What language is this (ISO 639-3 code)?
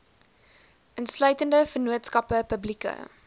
afr